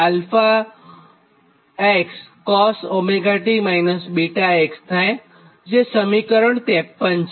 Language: Gujarati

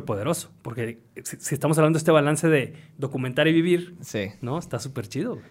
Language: Spanish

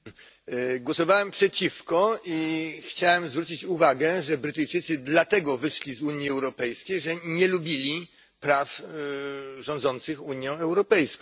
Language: Polish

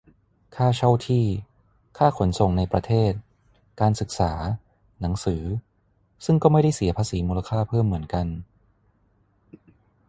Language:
Thai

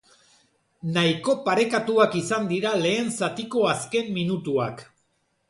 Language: Basque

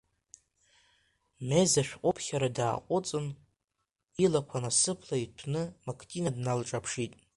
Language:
Abkhazian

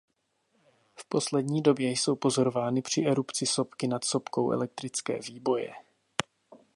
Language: Czech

